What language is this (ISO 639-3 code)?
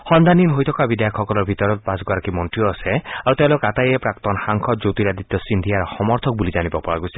asm